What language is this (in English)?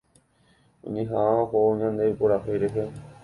Guarani